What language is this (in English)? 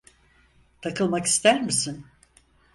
Turkish